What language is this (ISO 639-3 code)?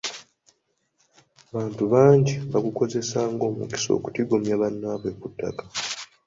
lug